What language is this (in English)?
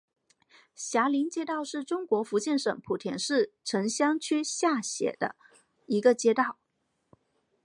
Chinese